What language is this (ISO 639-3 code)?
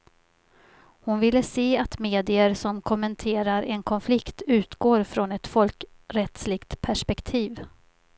swe